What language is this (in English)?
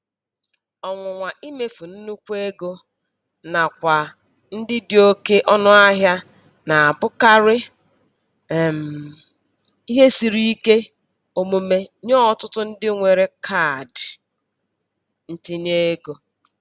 Igbo